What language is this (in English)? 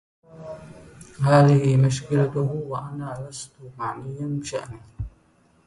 Arabic